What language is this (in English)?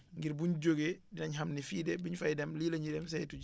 Wolof